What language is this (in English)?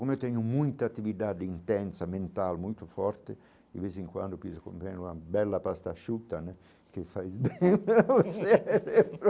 Portuguese